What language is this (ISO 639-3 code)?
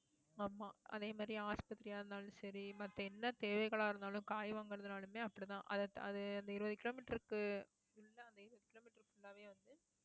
tam